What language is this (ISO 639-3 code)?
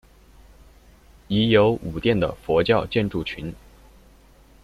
zho